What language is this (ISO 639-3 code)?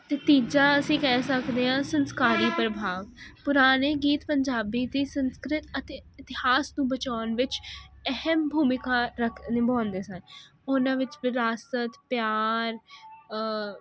pan